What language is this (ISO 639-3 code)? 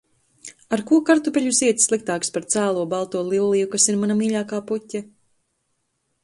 lav